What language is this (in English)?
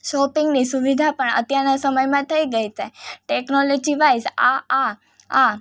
Gujarati